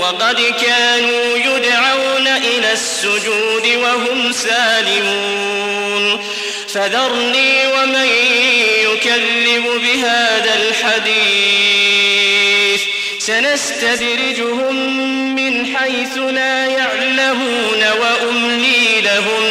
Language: Arabic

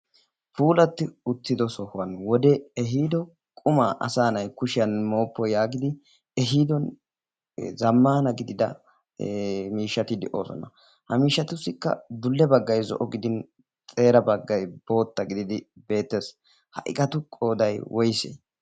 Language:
Wolaytta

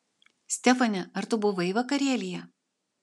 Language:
Lithuanian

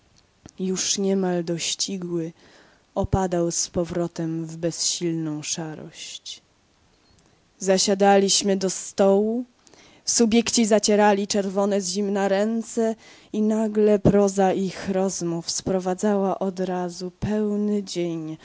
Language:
Polish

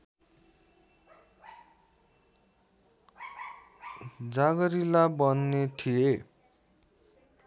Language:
Nepali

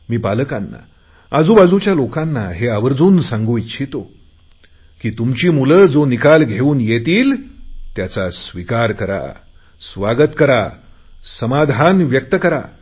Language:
Marathi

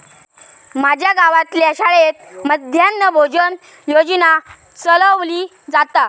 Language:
Marathi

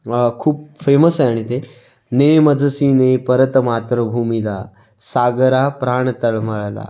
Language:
Marathi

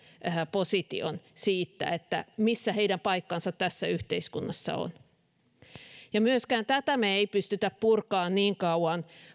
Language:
Finnish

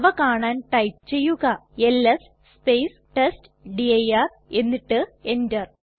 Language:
Malayalam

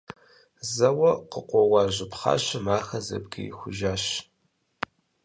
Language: Kabardian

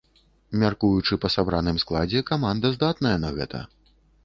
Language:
Belarusian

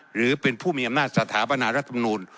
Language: Thai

